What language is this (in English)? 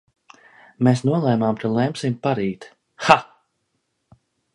Latvian